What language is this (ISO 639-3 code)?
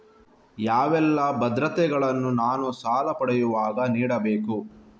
kan